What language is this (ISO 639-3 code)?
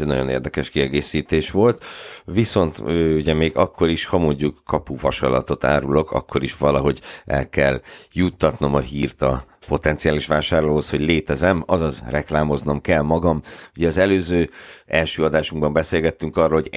hun